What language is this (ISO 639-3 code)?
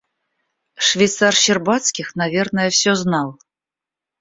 rus